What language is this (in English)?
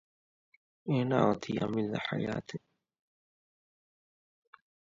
Divehi